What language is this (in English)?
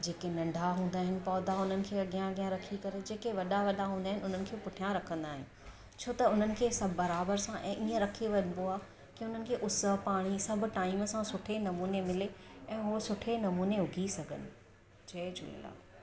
Sindhi